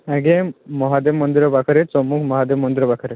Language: Odia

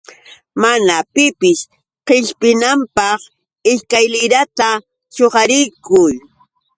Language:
Yauyos Quechua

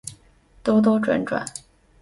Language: Chinese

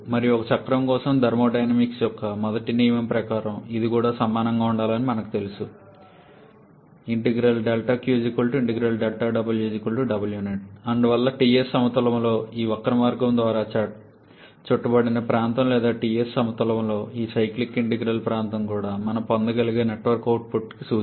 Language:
Telugu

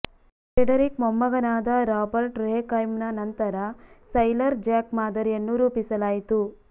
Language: Kannada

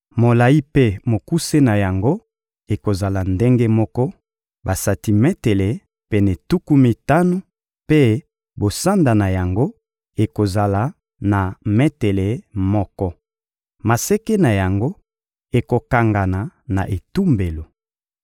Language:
Lingala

